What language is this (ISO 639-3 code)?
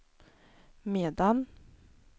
swe